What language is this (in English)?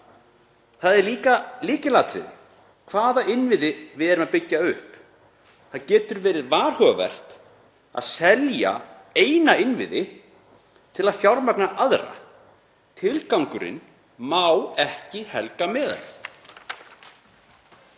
Icelandic